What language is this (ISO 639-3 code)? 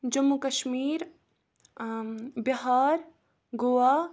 kas